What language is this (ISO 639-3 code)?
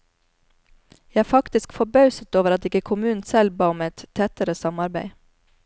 nor